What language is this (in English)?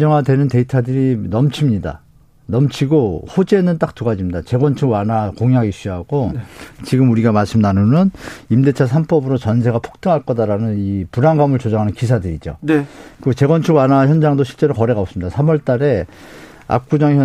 Korean